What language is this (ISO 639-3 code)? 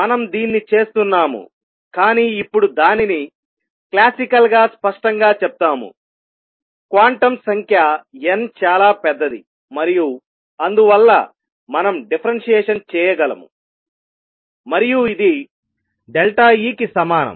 tel